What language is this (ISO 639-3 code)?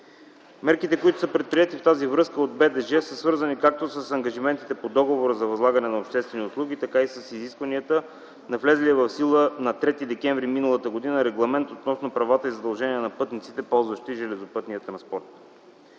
bul